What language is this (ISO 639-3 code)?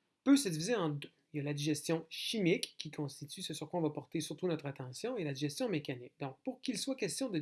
fra